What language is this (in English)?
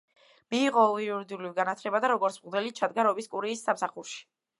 Georgian